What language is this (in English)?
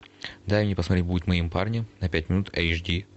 Russian